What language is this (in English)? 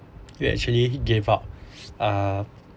English